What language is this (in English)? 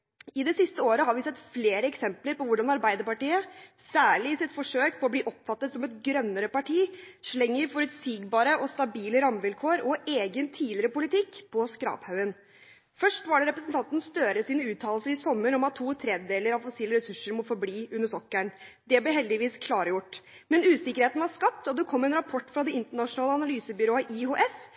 Norwegian Bokmål